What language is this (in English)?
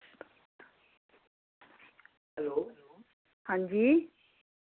Dogri